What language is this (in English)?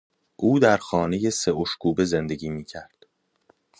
Persian